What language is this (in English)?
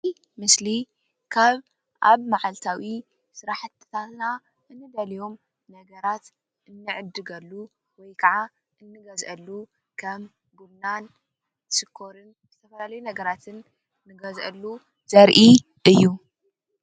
Tigrinya